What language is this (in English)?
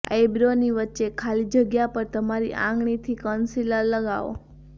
Gujarati